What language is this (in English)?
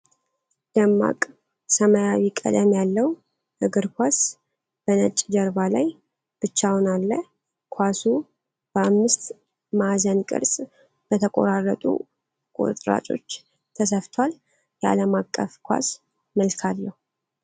Amharic